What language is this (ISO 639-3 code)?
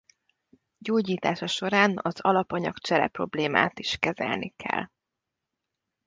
hun